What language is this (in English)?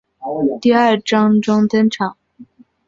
Chinese